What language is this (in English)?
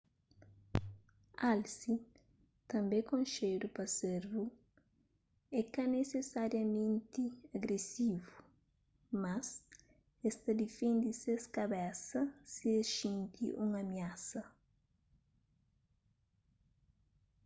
Kabuverdianu